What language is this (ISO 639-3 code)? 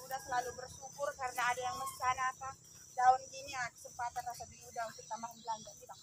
ind